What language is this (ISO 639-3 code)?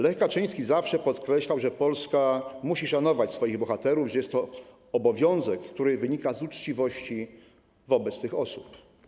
pol